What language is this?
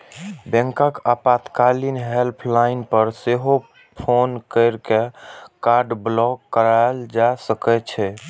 Maithili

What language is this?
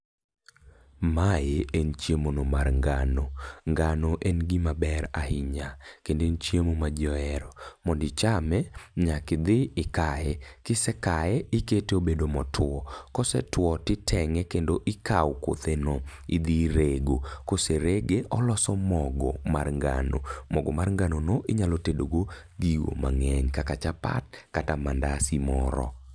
Luo (Kenya and Tanzania)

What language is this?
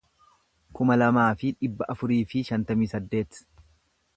Oromo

